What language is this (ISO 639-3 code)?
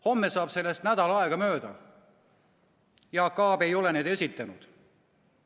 est